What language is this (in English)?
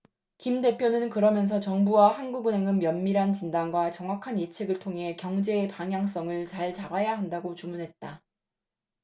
Korean